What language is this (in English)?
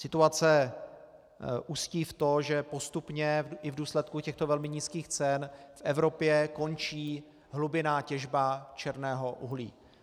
Czech